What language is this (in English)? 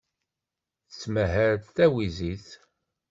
Kabyle